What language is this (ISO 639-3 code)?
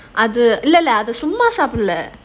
eng